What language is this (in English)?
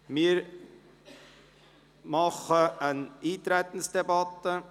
Swiss German